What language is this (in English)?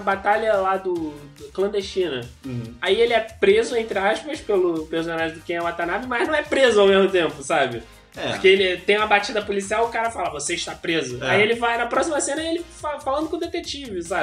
Portuguese